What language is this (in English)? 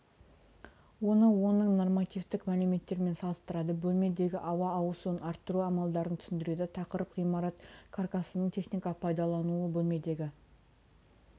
Kazakh